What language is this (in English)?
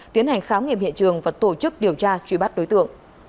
Vietnamese